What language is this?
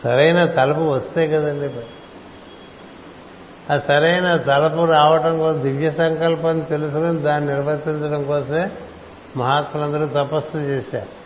Telugu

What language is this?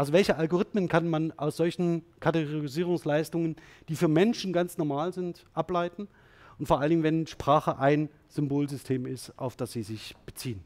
German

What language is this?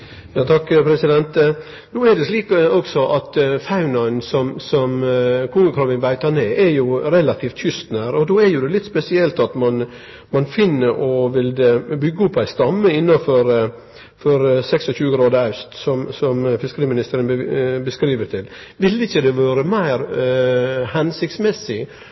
Norwegian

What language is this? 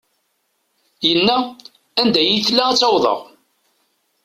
Kabyle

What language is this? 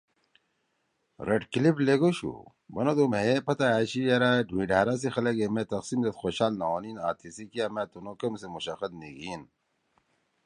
Torwali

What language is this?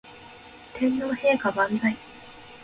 Japanese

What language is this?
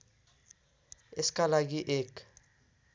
Nepali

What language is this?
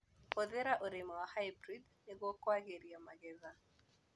Kikuyu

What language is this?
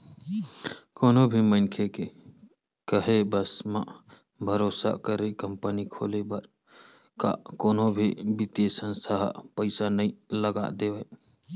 Chhattisgarhi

